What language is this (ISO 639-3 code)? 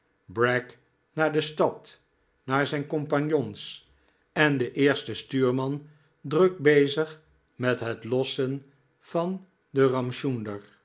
nld